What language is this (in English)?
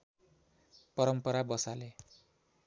Nepali